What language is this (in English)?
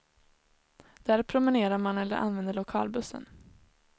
Swedish